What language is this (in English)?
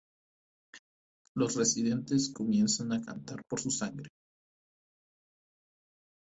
Spanish